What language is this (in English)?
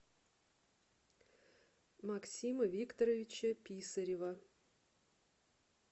Russian